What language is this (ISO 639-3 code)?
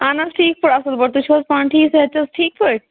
kas